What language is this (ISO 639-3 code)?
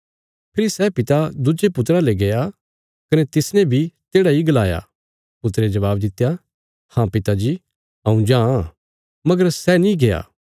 kfs